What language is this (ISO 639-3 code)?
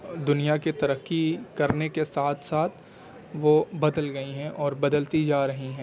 urd